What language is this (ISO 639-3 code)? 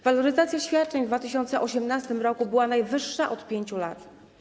pol